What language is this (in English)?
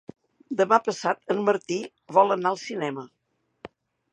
Catalan